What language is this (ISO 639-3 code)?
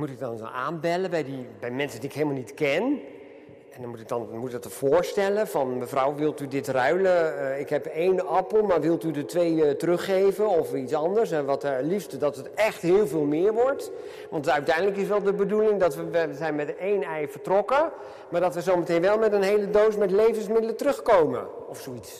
nld